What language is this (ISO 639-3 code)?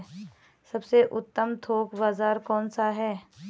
hin